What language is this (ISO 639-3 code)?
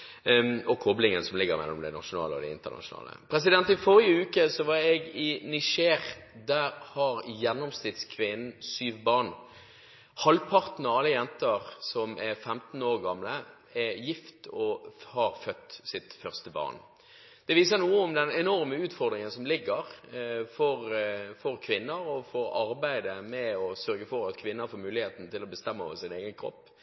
nob